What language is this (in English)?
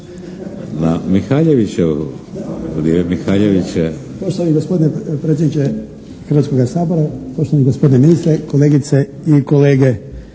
Croatian